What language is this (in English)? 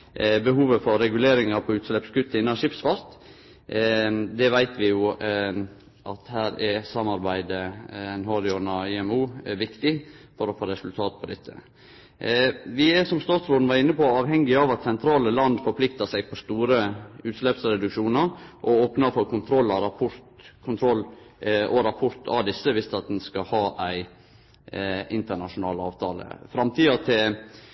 Norwegian Nynorsk